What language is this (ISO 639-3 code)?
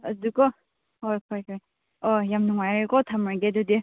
mni